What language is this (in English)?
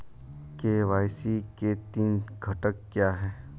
Hindi